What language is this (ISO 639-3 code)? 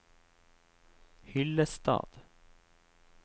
nor